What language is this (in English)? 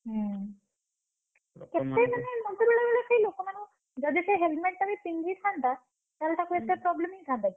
Odia